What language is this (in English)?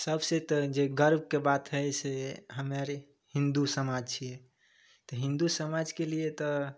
Maithili